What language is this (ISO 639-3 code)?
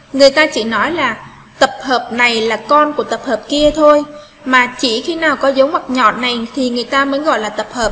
vie